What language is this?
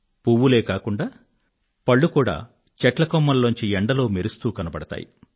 Telugu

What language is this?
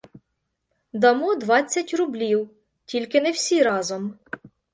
Ukrainian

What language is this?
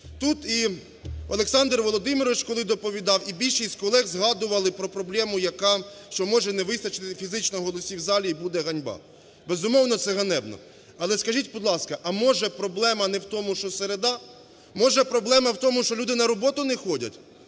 Ukrainian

